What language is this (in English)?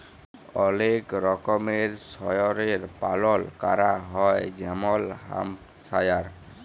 Bangla